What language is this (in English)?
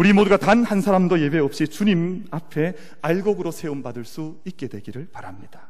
Korean